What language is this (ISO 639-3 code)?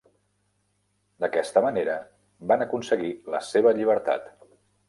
cat